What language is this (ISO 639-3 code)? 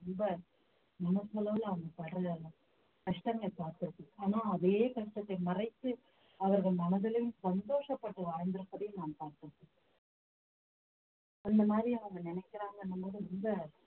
tam